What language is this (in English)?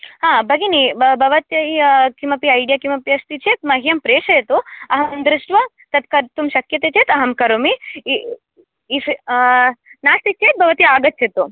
Sanskrit